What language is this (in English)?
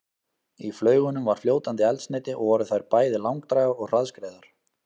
Icelandic